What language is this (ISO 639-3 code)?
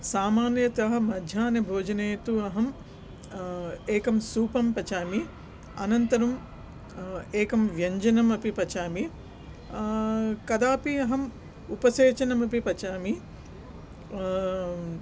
san